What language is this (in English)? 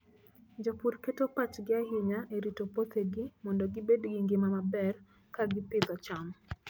Luo (Kenya and Tanzania)